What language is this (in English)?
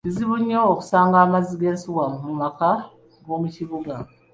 Ganda